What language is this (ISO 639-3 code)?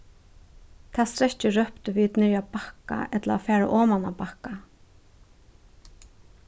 fao